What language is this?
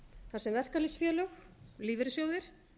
Icelandic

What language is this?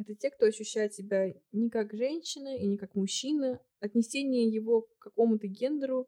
Russian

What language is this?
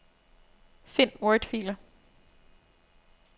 Danish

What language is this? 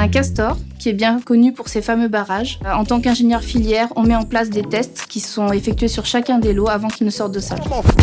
French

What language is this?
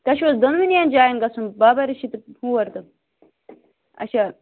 Kashmiri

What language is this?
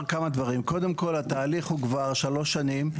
Hebrew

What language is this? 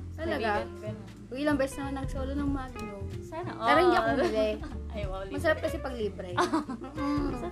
Filipino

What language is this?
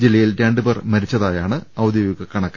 Malayalam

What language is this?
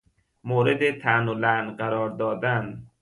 Persian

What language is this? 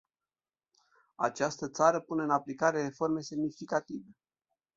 Romanian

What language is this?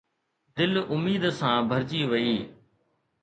Sindhi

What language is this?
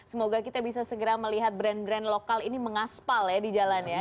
Indonesian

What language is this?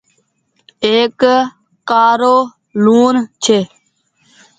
Goaria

